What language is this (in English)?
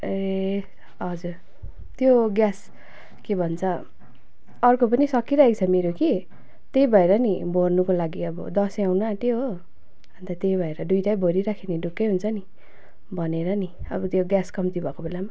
Nepali